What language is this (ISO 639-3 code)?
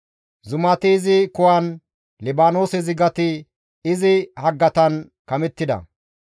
gmv